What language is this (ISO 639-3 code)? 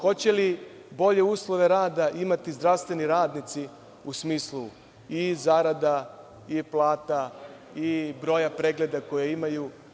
srp